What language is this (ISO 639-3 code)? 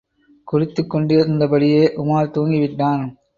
tam